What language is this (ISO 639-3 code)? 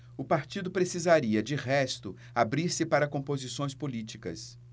por